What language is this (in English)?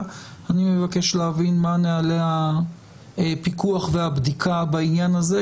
Hebrew